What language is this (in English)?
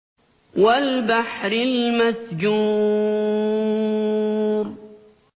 Arabic